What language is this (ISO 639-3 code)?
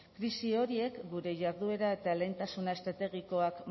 eus